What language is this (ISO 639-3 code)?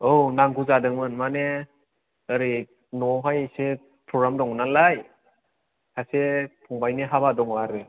brx